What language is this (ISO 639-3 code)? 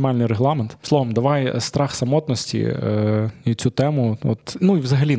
ukr